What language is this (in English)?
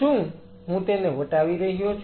Gujarati